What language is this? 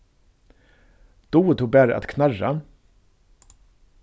Faroese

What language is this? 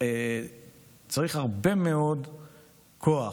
Hebrew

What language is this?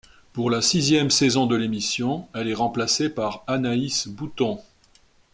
French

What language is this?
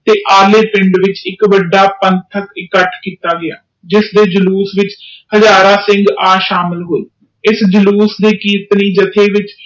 Punjabi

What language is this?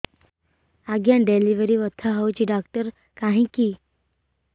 Odia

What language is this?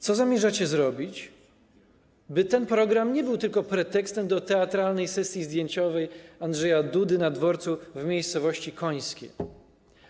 Polish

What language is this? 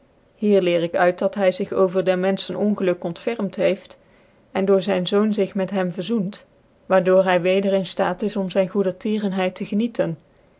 Dutch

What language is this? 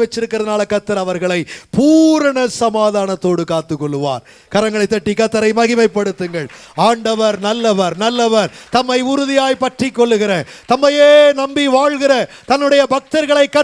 Turkish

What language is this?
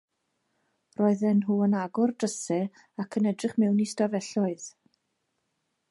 Welsh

